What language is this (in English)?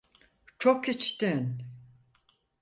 Turkish